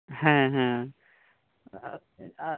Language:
Santali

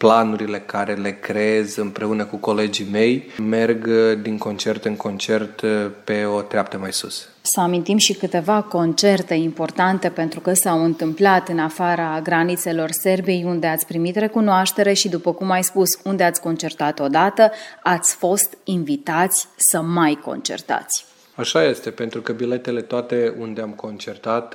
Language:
Romanian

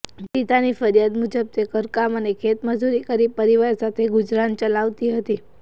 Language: Gujarati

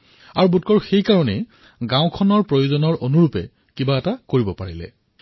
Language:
Assamese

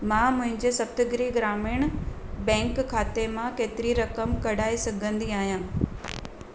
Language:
Sindhi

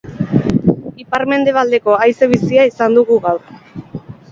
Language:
Basque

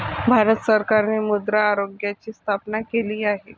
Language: Marathi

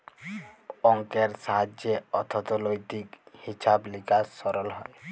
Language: Bangla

